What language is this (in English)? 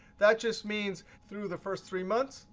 English